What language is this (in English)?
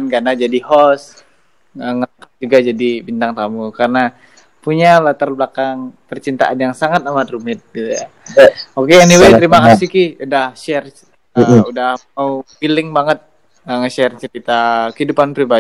Indonesian